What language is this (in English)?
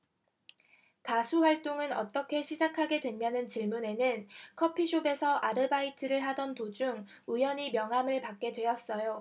Korean